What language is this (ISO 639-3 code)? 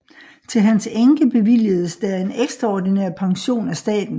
dan